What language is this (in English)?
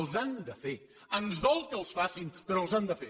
Catalan